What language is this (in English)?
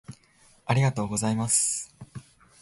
Japanese